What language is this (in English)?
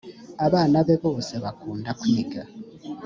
Kinyarwanda